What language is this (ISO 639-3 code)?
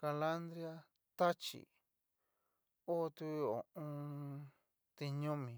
miu